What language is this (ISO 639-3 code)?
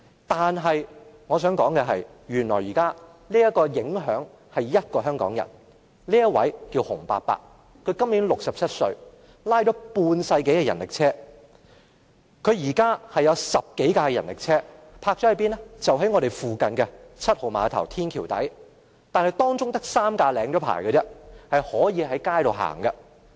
yue